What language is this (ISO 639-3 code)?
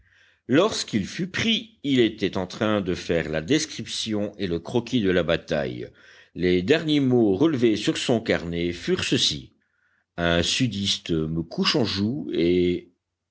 fra